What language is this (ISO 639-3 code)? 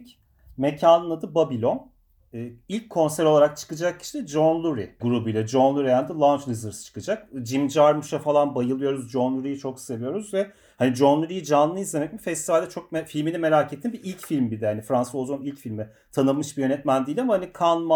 tur